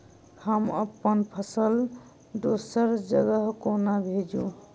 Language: Maithili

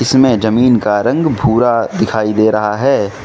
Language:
Hindi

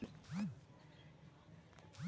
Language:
Magahi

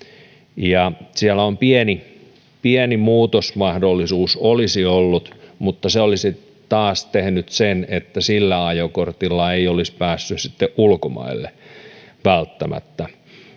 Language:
Finnish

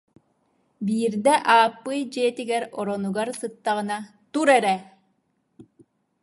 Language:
Yakut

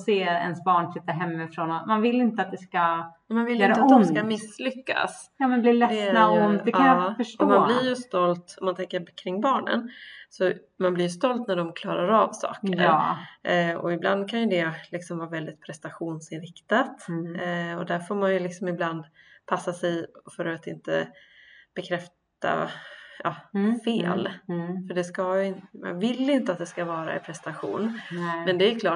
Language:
Swedish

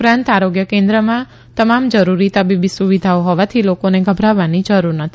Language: Gujarati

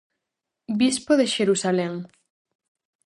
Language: Galician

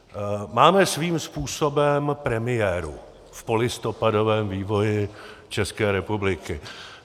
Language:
Czech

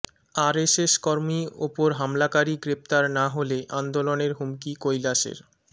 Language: Bangla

